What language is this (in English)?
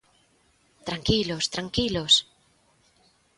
Galician